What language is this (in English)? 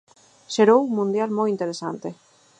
Galician